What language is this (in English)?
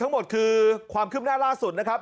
Thai